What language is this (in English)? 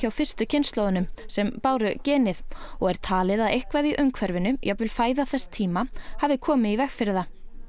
Icelandic